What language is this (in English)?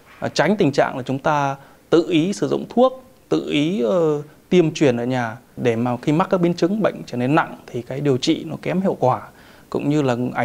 Vietnamese